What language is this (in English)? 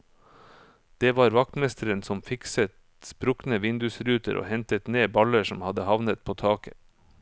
Norwegian